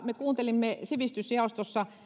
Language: Finnish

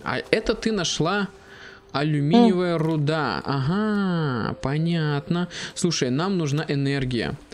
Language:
Russian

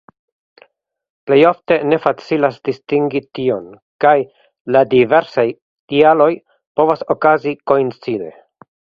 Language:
Esperanto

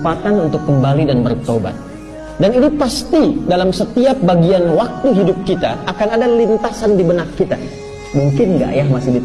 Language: Indonesian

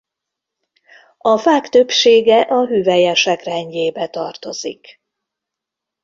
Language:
Hungarian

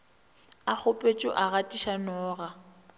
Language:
Northern Sotho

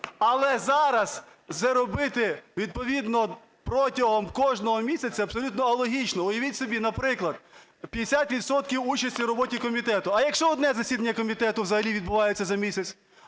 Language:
Ukrainian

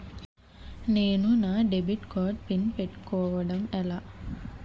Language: Telugu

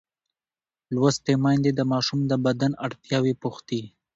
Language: Pashto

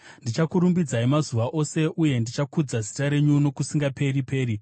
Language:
Shona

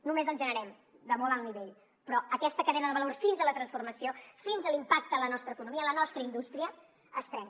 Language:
Catalan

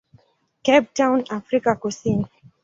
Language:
Swahili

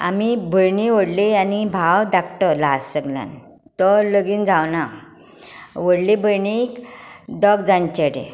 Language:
Konkani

